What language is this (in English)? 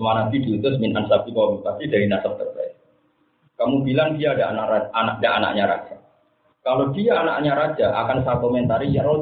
Indonesian